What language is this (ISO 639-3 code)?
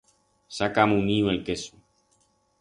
arg